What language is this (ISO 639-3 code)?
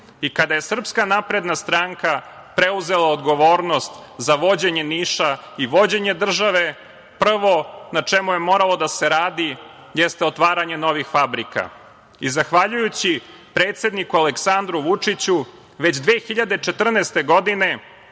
srp